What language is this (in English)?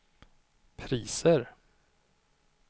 Swedish